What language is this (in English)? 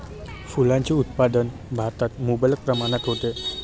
Marathi